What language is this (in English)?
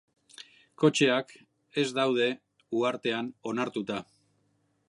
Basque